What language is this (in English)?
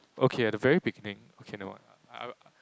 English